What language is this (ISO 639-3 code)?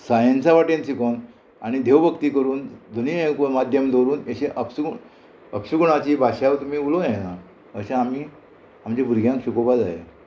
kok